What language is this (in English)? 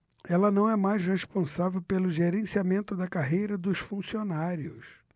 Portuguese